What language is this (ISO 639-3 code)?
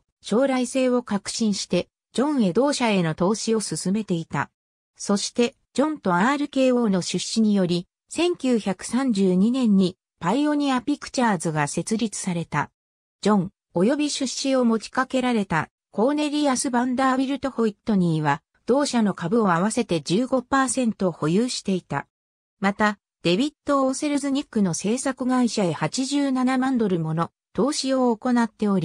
jpn